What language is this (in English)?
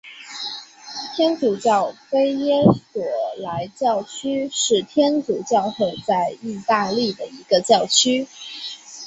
Chinese